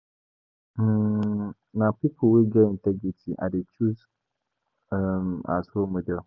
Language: Nigerian Pidgin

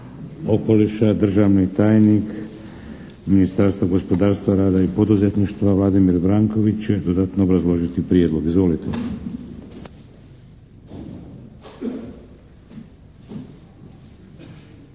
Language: Croatian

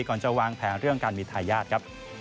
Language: Thai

